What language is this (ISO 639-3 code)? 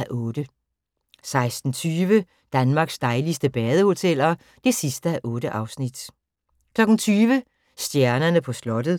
dan